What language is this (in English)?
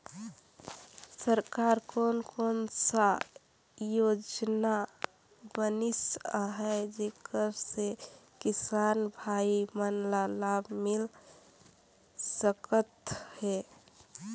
Chhattisgarhi